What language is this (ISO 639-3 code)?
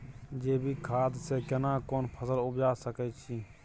mai